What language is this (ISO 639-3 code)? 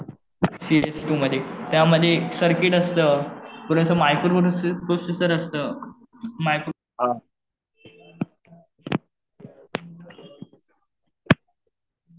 mar